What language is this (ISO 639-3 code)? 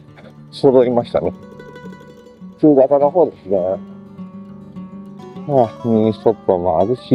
jpn